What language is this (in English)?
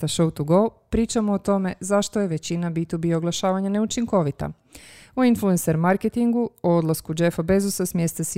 Croatian